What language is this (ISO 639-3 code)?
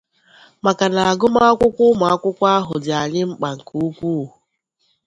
ibo